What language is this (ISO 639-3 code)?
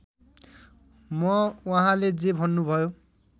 nep